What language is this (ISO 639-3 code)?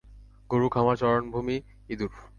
ben